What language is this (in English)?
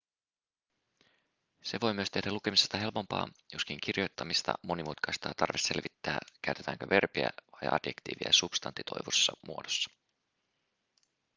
Finnish